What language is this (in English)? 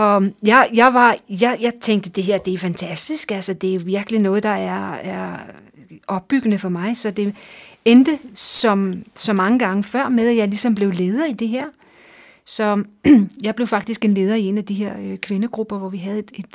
Danish